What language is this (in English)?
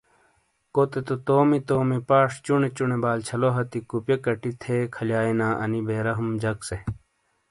Shina